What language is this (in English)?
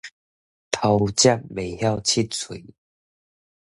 Min Nan Chinese